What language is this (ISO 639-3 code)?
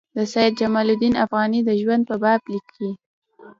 pus